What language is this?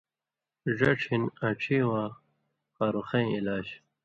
Indus Kohistani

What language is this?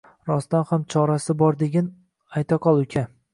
Uzbek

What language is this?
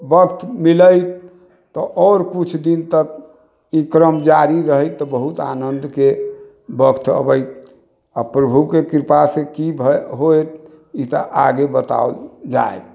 Maithili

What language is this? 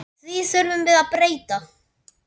Icelandic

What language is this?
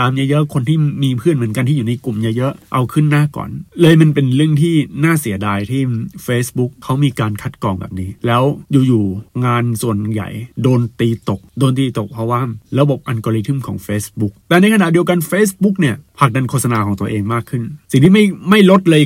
Thai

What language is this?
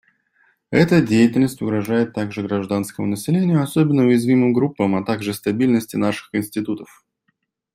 Russian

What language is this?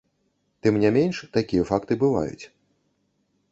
Belarusian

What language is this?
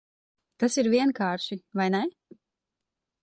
Latvian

